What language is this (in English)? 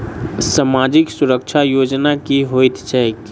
Maithili